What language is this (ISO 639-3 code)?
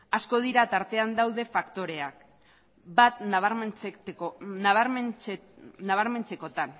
eus